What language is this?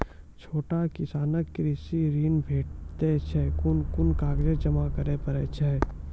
Maithili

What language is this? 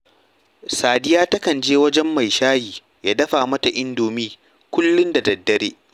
Hausa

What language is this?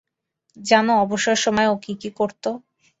Bangla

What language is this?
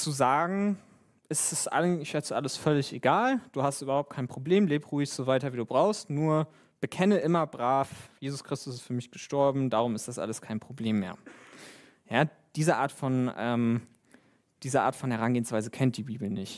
German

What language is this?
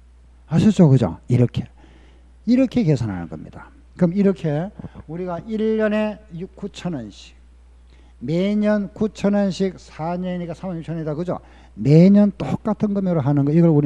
Korean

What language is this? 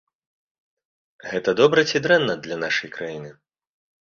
Belarusian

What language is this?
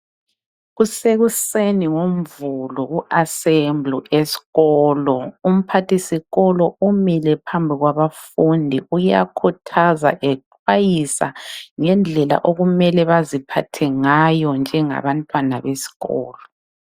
North Ndebele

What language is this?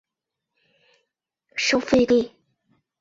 Chinese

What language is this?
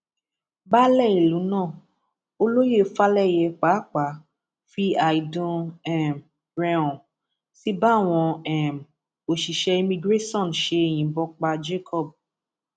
Yoruba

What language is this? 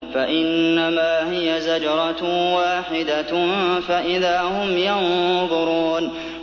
Arabic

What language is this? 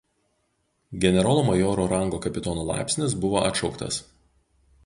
Lithuanian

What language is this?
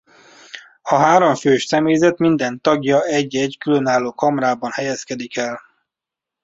Hungarian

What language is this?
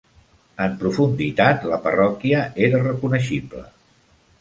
Catalan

